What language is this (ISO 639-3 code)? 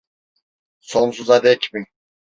tur